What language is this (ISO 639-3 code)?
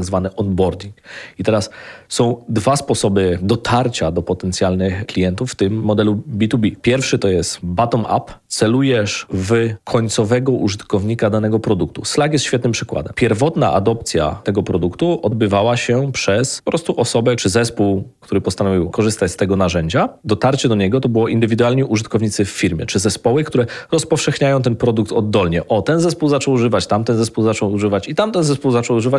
pol